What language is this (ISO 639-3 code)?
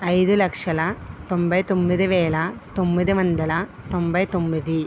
tel